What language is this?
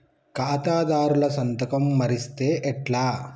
Telugu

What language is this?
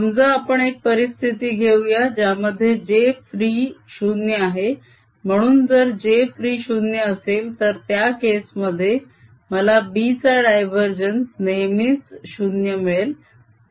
Marathi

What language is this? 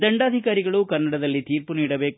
Kannada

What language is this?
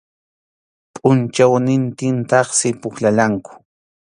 Arequipa-La Unión Quechua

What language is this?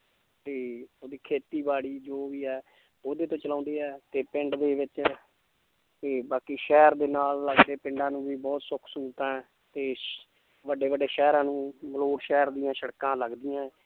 Punjabi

